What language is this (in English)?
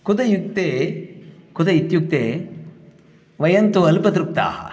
Sanskrit